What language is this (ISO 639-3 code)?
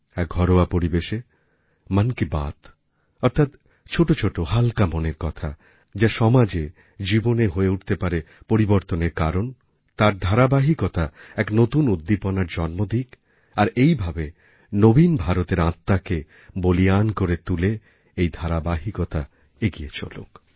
ben